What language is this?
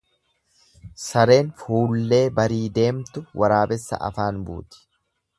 Oromo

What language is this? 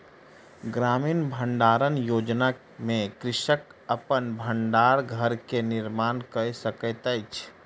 Maithili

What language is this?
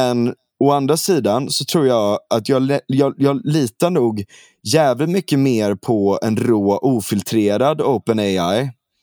Swedish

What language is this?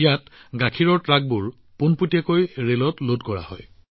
Assamese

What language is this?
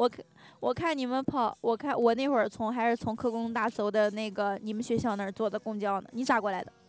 Chinese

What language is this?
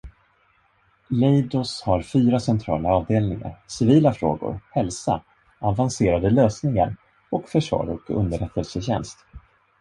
Swedish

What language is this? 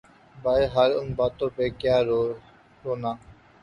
Urdu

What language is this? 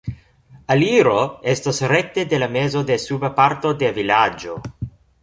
Esperanto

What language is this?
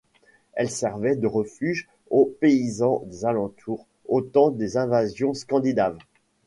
French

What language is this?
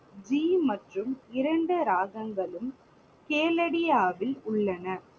Tamil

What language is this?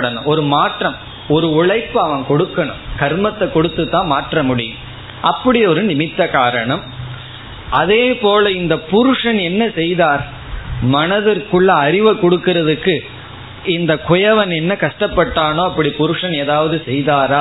Tamil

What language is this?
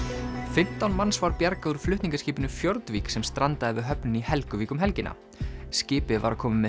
Icelandic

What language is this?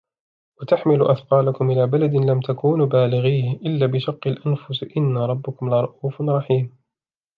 Arabic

